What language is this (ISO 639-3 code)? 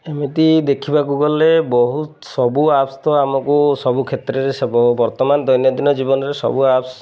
ori